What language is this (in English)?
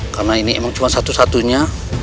Indonesian